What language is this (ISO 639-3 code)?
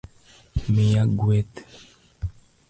luo